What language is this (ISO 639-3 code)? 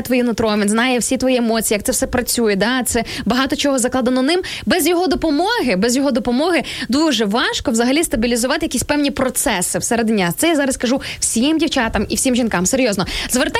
ukr